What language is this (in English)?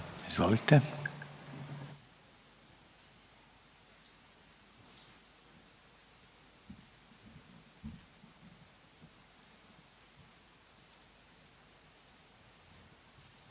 Croatian